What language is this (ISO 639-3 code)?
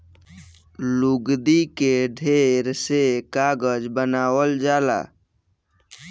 bho